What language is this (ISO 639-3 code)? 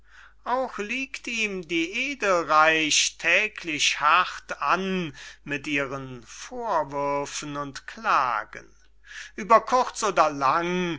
deu